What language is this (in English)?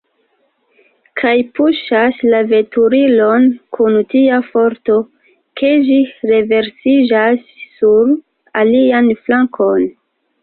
Esperanto